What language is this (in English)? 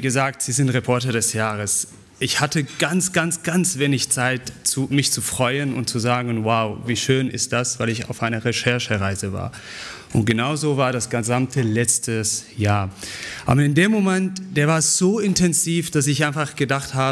German